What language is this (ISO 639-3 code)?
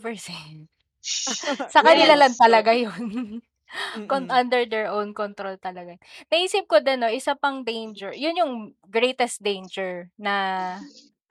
fil